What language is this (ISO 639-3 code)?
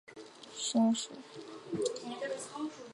zho